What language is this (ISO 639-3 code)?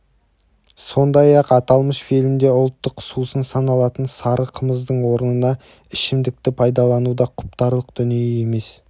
kaz